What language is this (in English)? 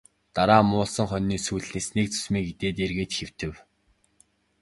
Mongolian